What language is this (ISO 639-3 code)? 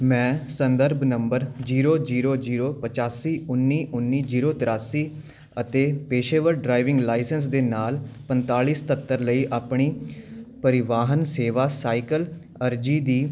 pan